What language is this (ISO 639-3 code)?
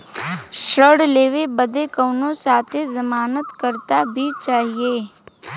bho